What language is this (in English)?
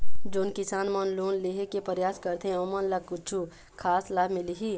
Chhattisgarhi